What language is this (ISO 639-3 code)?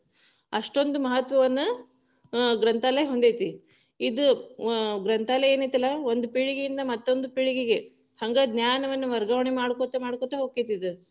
kan